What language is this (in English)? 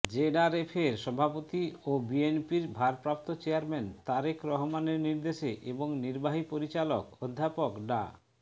Bangla